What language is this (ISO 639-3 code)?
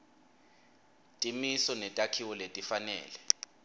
ssw